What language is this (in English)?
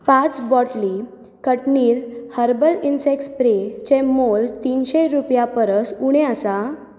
Konkani